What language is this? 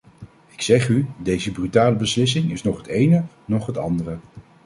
Dutch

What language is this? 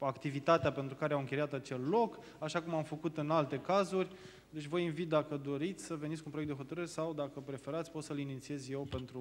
Romanian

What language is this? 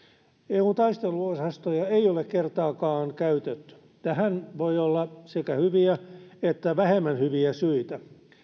Finnish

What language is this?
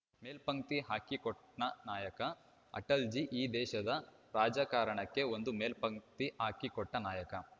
Kannada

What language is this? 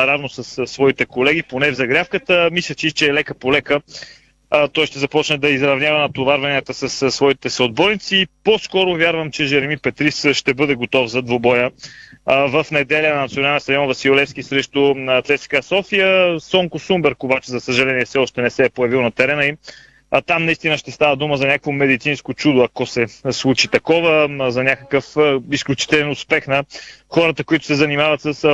Bulgarian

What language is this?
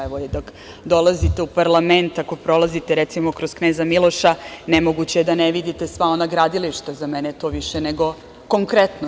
Serbian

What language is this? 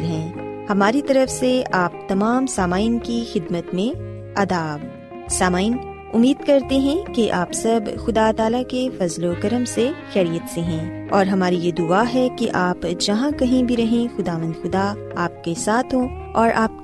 Urdu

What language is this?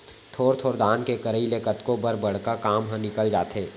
Chhattisgarhi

